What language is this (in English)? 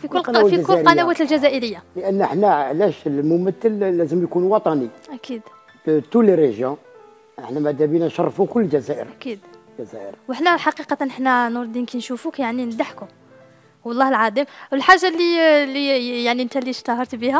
Arabic